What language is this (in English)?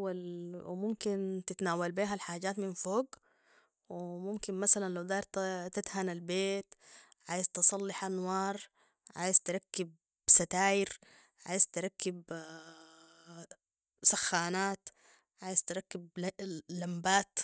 Sudanese Arabic